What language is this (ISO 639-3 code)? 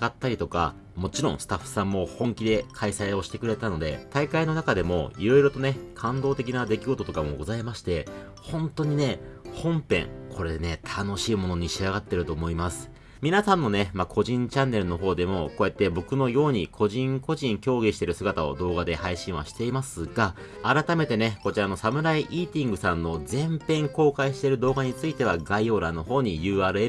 jpn